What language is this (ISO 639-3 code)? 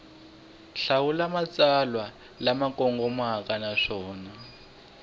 tso